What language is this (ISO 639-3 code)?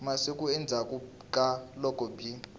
tso